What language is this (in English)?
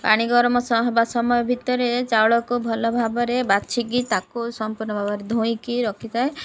Odia